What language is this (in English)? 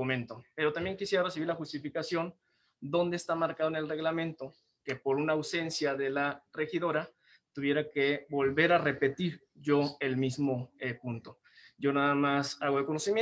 Spanish